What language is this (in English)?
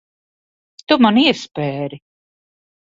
Latvian